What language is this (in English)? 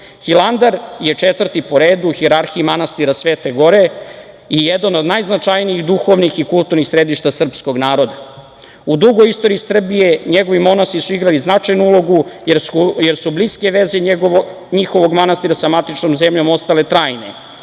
Serbian